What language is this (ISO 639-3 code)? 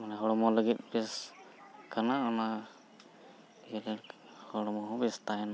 sat